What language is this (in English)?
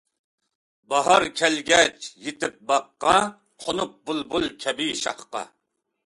Uyghur